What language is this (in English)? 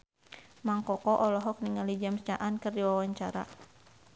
Sundanese